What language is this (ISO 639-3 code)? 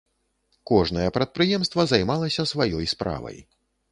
bel